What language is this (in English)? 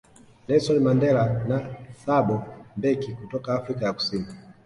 Swahili